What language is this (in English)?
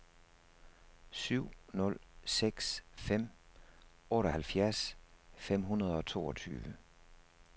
Danish